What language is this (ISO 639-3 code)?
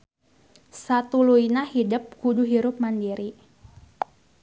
sun